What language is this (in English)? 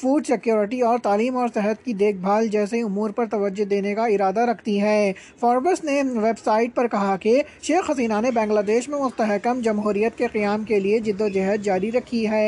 Urdu